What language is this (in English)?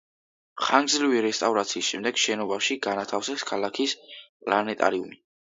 Georgian